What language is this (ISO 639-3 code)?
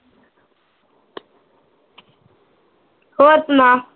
pan